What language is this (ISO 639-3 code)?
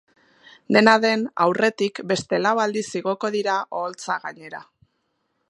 eus